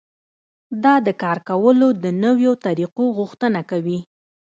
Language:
Pashto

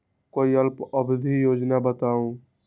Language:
Magahi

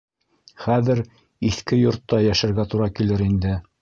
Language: Bashkir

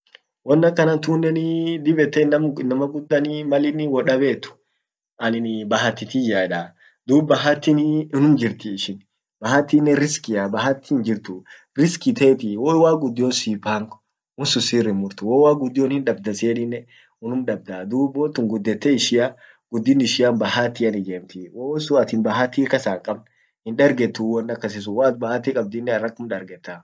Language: Orma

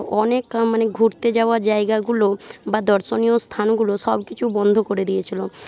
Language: Bangla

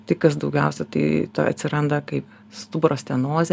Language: Lithuanian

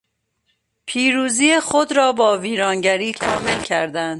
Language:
Persian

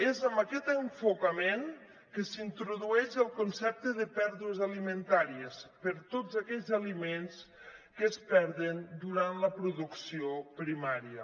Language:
Catalan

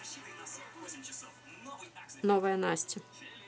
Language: Russian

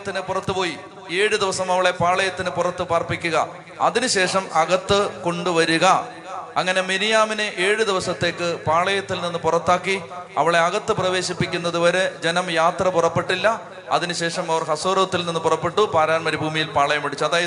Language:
Malayalam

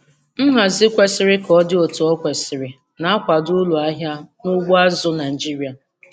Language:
Igbo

